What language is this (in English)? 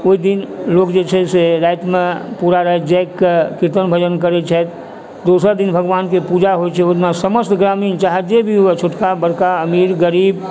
Maithili